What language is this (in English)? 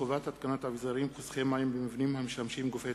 Hebrew